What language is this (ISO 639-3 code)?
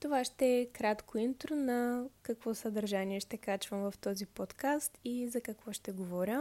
bul